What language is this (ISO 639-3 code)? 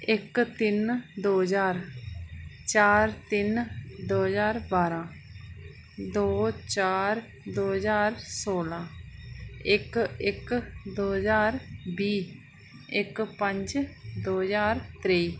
doi